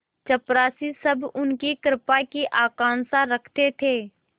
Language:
Hindi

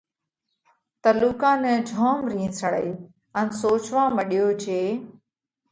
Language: Parkari Koli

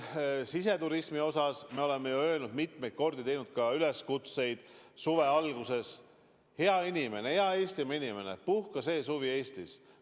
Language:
Estonian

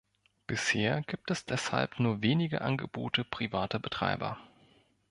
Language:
German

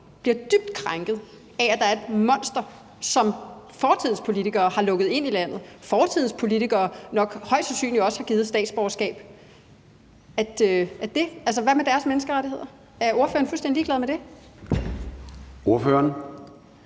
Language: Danish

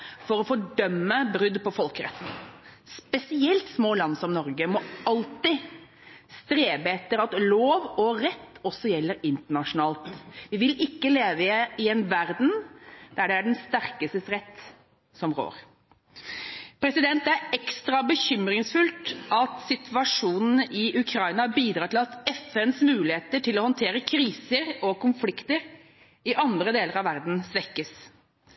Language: Norwegian Bokmål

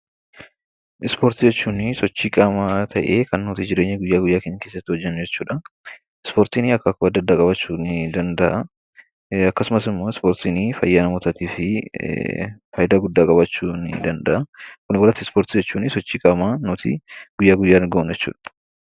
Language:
Oromo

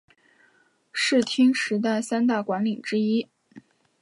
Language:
Chinese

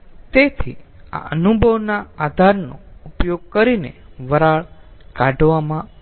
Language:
Gujarati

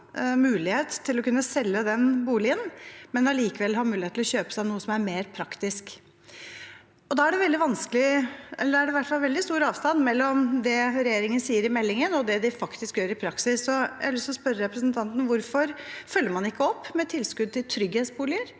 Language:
Norwegian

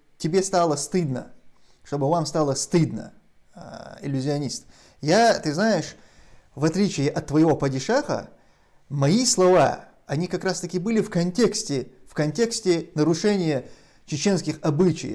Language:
Russian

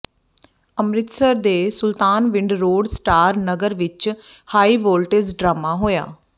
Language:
Punjabi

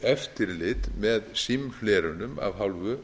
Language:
Icelandic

